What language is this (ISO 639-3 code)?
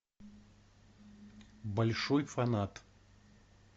rus